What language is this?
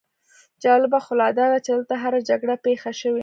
Pashto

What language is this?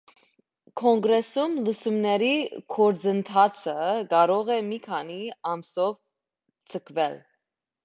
Armenian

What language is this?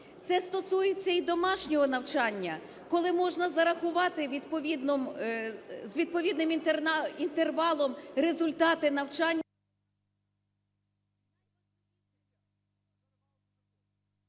Ukrainian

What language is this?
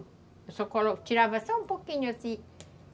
Portuguese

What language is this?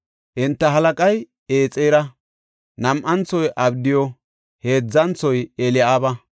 Gofa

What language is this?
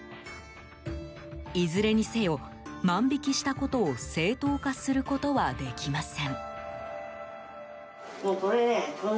Japanese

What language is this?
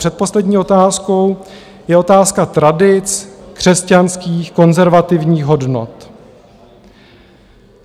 Czech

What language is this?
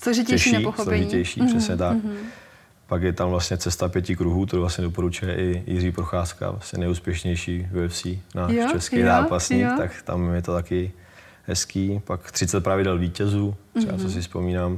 Czech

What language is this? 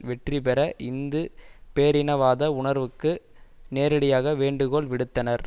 Tamil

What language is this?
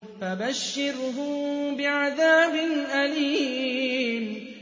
Arabic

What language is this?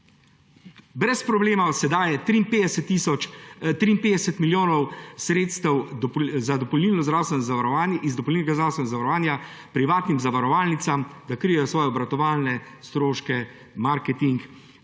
Slovenian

